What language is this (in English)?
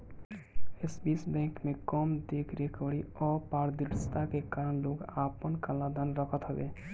Bhojpuri